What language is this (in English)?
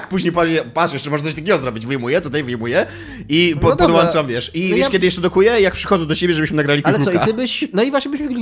Polish